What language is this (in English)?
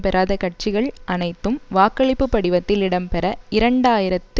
Tamil